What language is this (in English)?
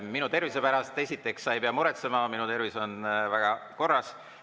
Estonian